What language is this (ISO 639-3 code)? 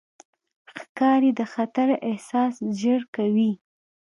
pus